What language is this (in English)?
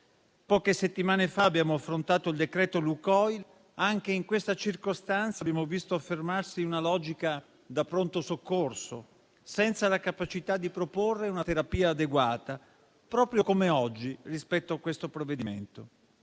Italian